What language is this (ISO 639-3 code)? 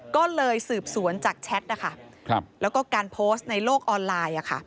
tha